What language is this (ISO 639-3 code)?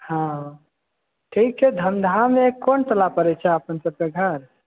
mai